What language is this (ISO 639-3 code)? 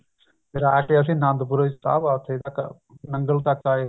pan